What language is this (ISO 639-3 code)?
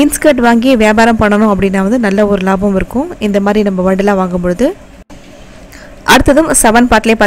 eng